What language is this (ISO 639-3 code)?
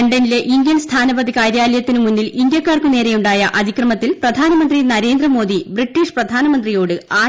mal